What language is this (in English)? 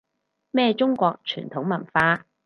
Cantonese